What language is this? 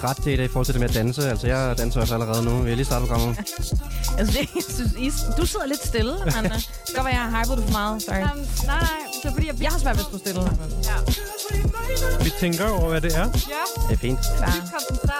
Danish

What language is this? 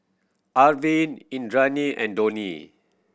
English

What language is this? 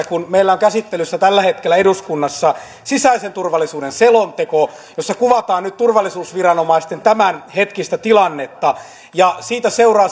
Finnish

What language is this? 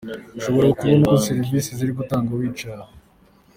Kinyarwanda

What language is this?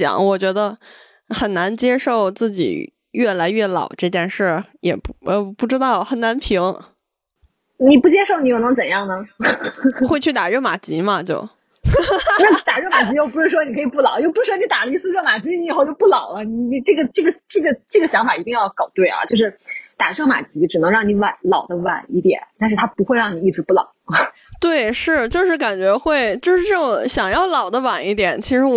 Chinese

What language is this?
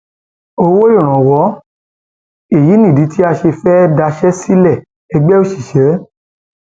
Yoruba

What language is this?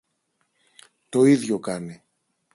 Greek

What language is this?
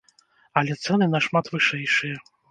Belarusian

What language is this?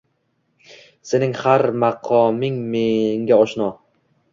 Uzbek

